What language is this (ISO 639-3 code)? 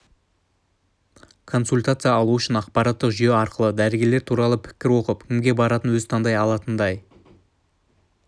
kaz